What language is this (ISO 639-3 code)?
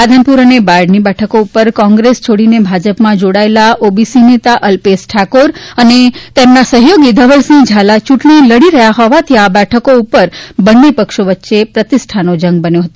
guj